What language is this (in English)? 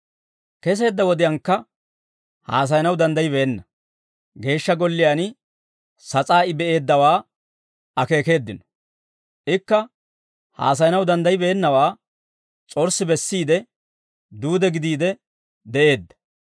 Dawro